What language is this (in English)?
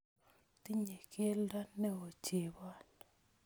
Kalenjin